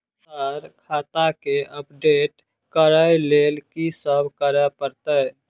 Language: Maithili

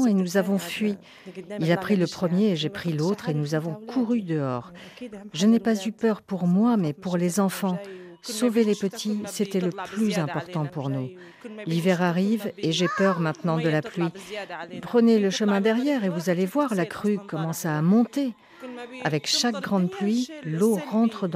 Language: French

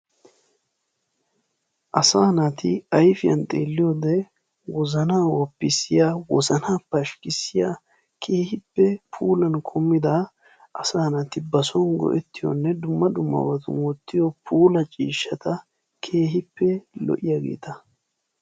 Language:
Wolaytta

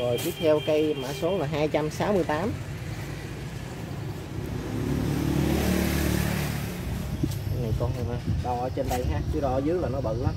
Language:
Vietnamese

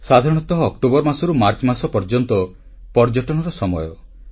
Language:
Odia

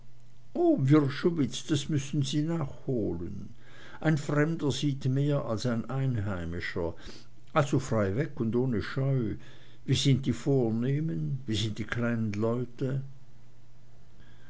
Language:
German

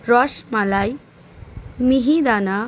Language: Bangla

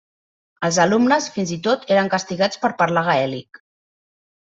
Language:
Catalan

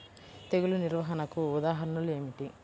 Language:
Telugu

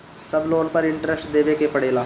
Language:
Bhojpuri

